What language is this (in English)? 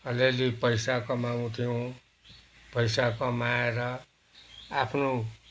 Nepali